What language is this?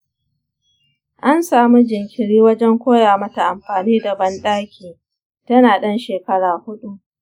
Hausa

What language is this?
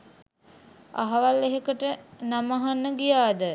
Sinhala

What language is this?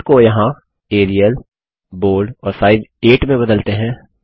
Hindi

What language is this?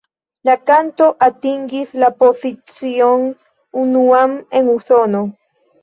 Esperanto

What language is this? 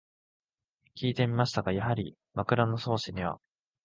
Japanese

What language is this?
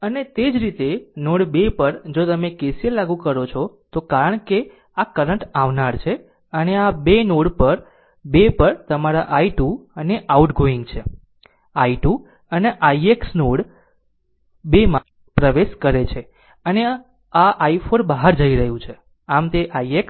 Gujarati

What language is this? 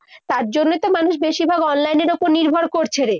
Bangla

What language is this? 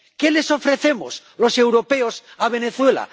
Spanish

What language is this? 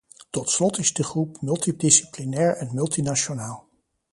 Dutch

